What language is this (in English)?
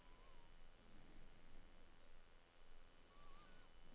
Norwegian